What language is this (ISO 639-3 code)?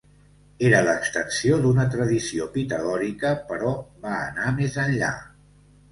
cat